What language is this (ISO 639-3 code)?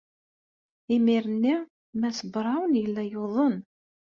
kab